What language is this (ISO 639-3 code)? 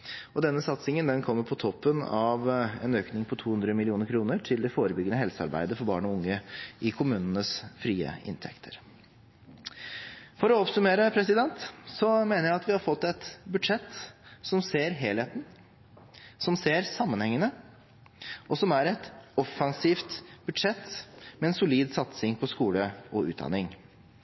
nob